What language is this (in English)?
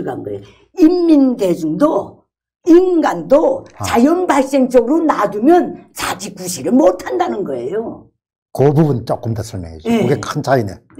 Korean